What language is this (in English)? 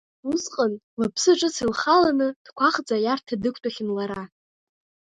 Abkhazian